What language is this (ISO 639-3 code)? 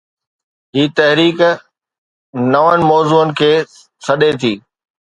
snd